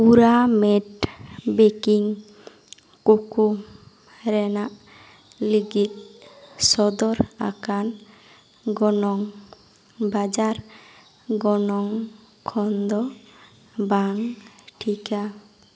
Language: Santali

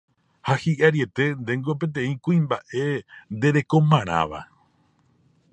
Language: Guarani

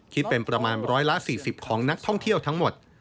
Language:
Thai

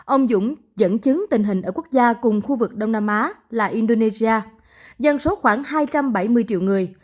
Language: Vietnamese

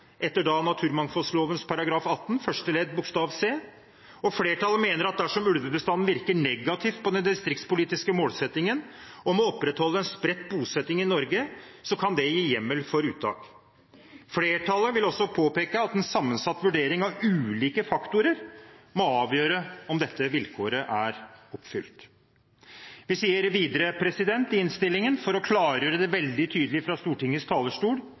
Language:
Norwegian Bokmål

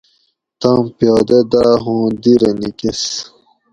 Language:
Gawri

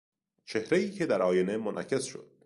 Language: Persian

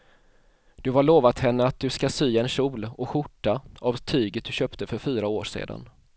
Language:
Swedish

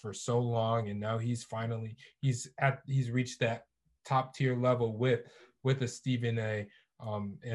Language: English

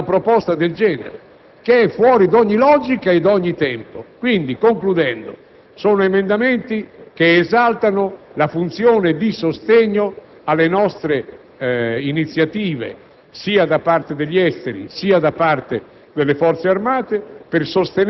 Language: Italian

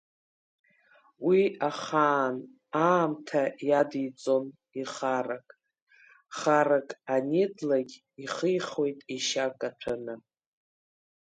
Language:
Abkhazian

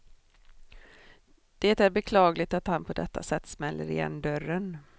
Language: Swedish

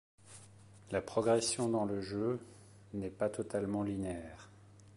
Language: French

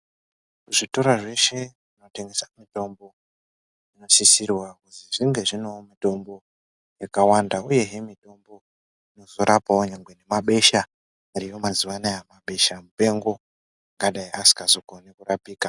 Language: Ndau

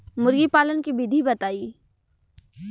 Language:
Bhojpuri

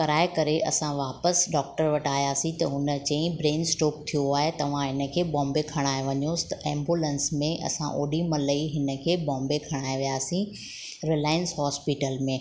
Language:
Sindhi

